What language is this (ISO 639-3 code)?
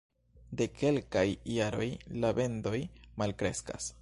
epo